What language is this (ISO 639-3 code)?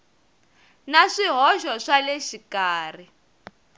tso